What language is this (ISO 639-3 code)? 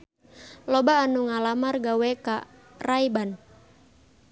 sun